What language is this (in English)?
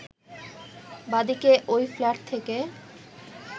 Bangla